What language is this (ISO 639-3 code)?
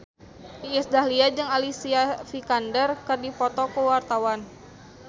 sun